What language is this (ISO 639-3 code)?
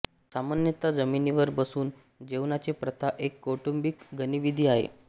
mar